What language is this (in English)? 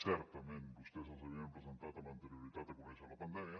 Catalan